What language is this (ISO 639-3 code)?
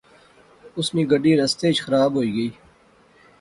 phr